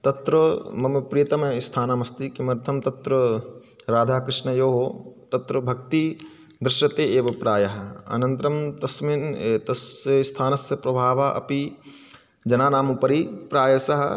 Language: Sanskrit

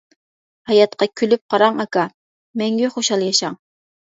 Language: Uyghur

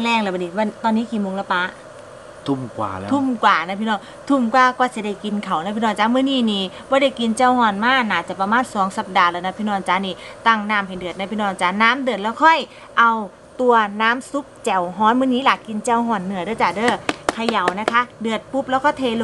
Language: Thai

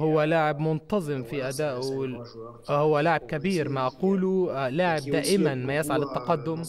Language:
Arabic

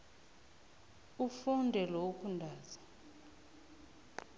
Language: South Ndebele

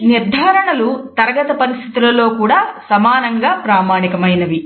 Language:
Telugu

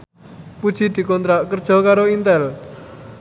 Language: Javanese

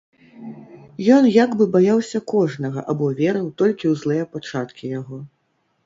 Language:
Belarusian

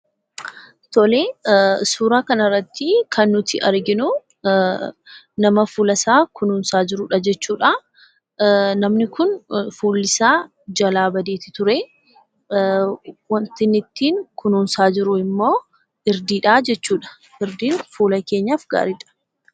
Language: Oromo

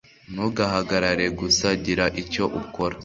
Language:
Kinyarwanda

